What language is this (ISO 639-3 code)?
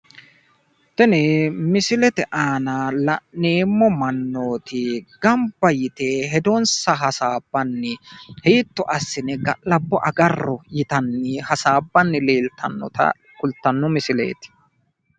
sid